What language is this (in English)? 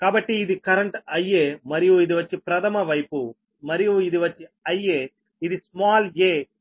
Telugu